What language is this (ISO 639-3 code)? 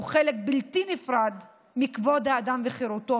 heb